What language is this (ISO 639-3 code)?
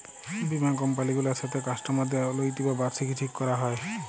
ben